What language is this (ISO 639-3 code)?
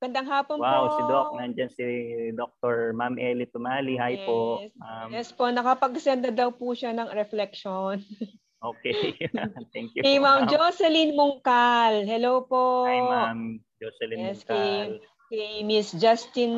fil